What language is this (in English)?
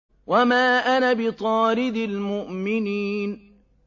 Arabic